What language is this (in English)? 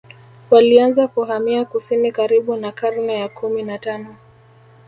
Swahili